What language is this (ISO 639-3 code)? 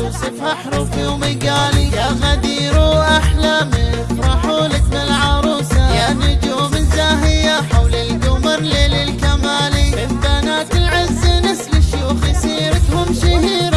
ara